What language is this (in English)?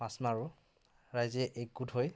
Assamese